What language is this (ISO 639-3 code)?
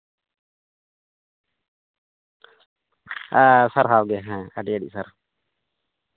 sat